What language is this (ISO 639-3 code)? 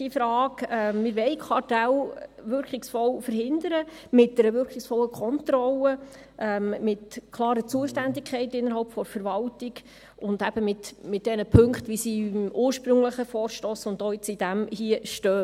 gsw